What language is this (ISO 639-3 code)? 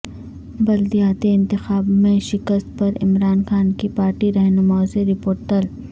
urd